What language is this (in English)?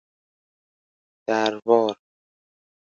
Persian